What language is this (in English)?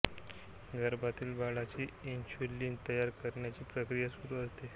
Marathi